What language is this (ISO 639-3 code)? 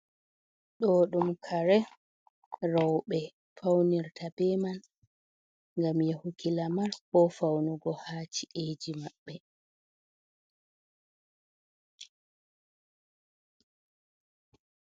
ful